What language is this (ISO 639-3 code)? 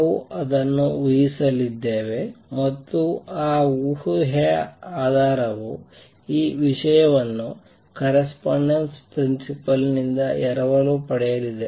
kan